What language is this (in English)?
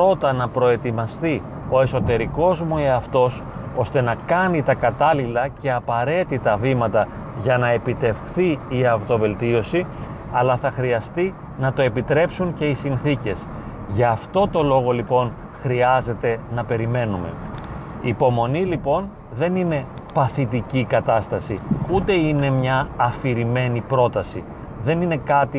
Greek